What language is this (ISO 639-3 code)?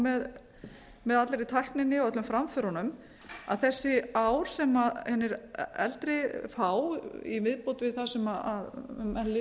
isl